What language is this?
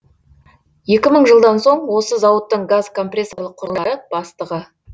Kazakh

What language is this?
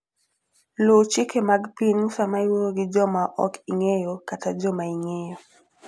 Luo (Kenya and Tanzania)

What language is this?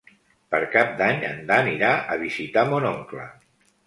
Catalan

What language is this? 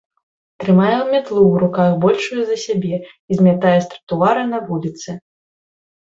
Belarusian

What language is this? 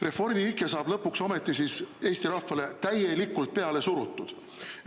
Estonian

